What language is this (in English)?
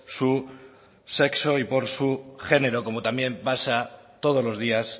Spanish